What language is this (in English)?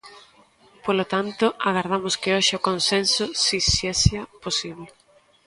Galician